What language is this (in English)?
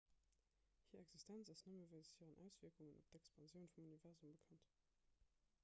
Luxembourgish